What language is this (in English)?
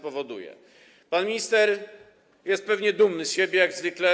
Polish